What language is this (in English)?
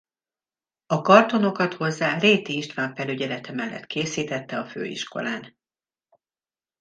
Hungarian